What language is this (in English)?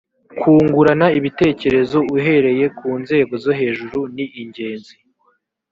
Kinyarwanda